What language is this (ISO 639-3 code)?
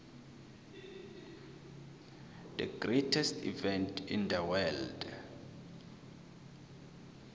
nbl